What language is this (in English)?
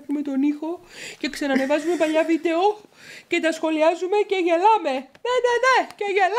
Greek